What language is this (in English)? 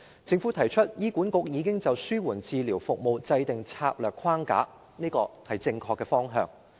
Cantonese